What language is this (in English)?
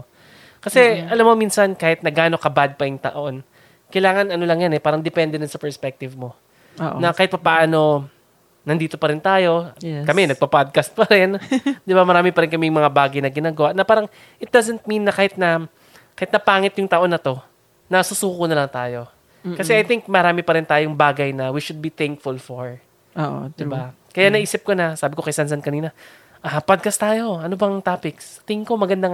Filipino